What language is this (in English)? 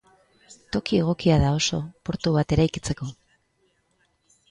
Basque